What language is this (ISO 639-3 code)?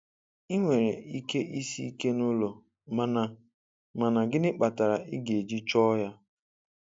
ibo